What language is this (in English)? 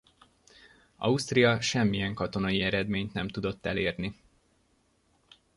Hungarian